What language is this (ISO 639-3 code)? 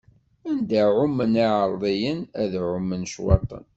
kab